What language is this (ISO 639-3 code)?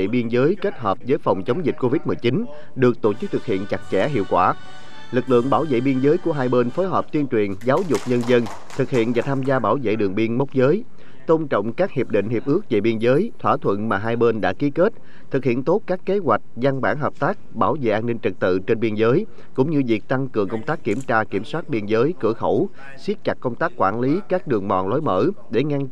vie